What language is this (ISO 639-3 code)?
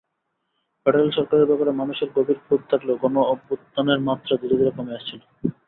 ben